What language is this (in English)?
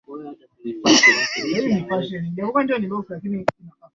Swahili